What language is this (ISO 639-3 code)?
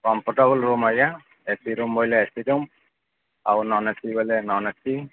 ori